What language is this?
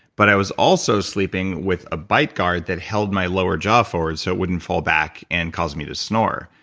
English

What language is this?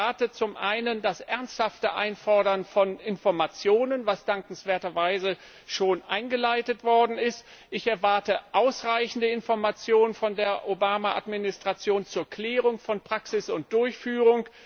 German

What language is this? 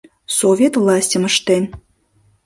Mari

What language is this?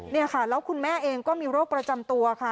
Thai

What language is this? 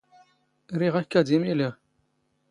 Standard Moroccan Tamazight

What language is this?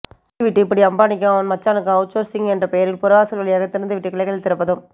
Tamil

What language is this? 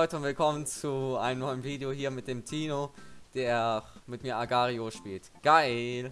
German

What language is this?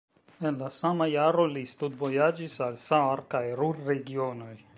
Esperanto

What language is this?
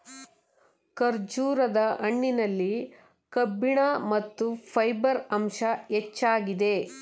Kannada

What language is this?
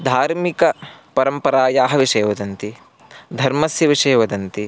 Sanskrit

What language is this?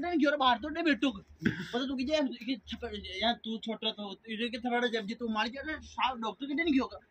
Arabic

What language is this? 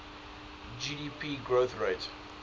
English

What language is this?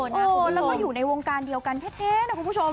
Thai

